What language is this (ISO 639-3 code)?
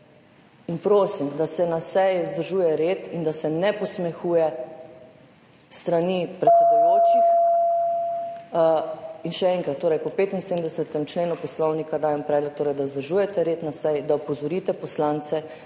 slv